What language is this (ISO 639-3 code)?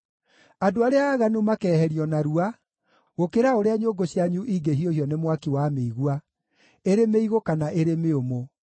kik